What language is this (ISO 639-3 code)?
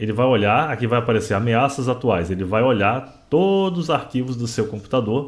por